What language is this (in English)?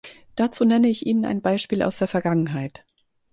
German